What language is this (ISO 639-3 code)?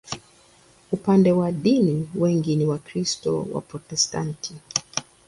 swa